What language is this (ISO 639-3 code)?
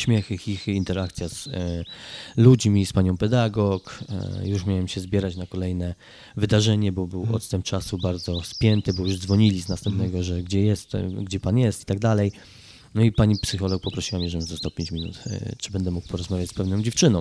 pol